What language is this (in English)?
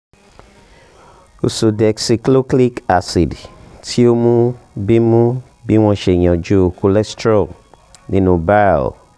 Yoruba